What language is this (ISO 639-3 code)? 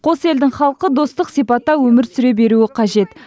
kaz